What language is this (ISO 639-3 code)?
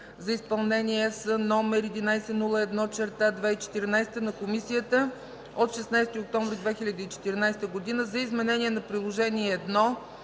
bul